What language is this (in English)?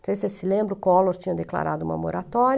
Portuguese